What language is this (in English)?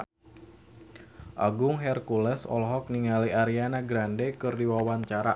Sundanese